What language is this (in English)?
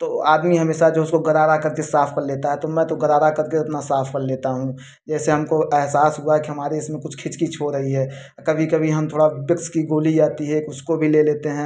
Hindi